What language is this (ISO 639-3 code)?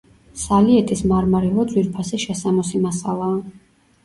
kat